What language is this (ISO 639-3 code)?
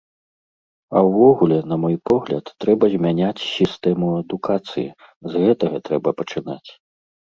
bel